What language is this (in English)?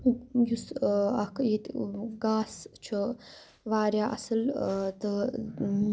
Kashmiri